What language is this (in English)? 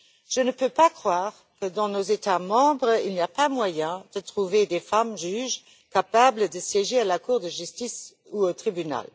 French